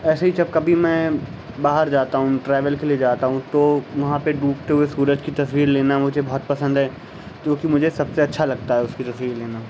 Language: Urdu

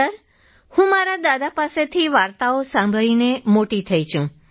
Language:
Gujarati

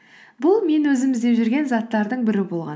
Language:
Kazakh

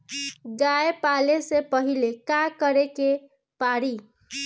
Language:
Bhojpuri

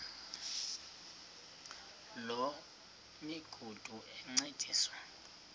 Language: Xhosa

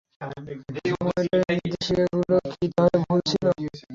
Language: Bangla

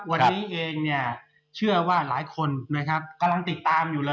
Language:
Thai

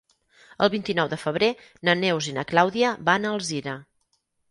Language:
Catalan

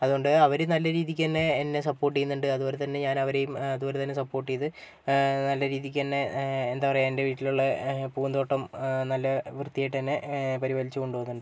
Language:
Malayalam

